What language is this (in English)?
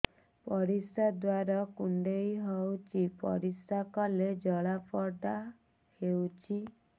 Odia